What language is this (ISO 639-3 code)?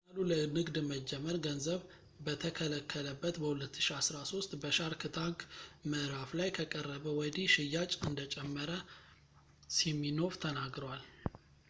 amh